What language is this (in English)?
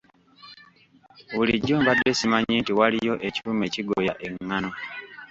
Ganda